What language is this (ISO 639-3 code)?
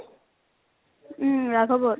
asm